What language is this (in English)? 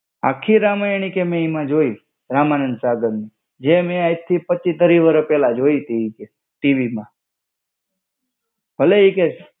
Gujarati